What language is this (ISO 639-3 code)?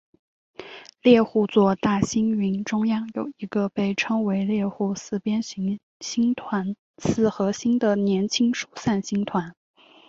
zho